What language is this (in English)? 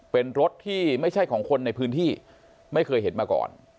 Thai